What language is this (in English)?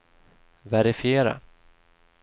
Swedish